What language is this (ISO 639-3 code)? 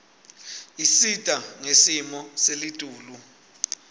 ssw